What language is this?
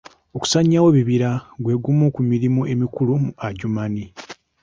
Ganda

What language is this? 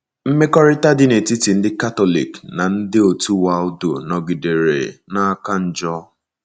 Igbo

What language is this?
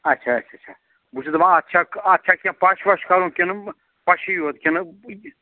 Kashmiri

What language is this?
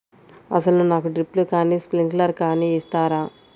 Telugu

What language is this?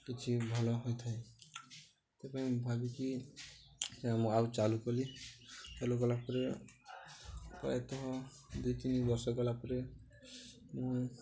Odia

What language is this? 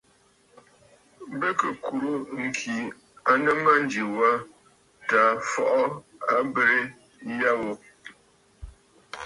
Bafut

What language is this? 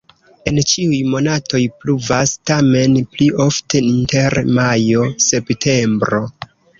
Esperanto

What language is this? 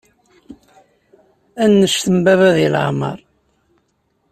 Kabyle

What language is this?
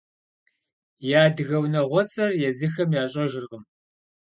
Kabardian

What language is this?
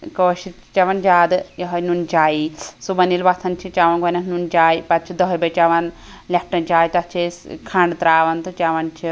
Kashmiri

